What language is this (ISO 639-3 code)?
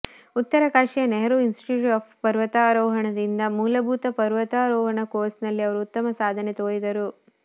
kan